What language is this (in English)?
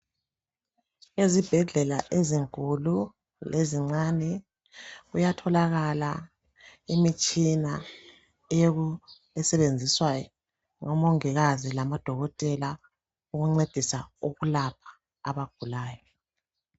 North Ndebele